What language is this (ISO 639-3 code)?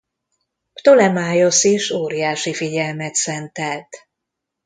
hun